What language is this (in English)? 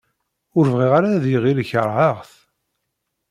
Kabyle